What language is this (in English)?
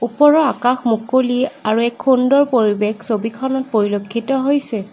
Assamese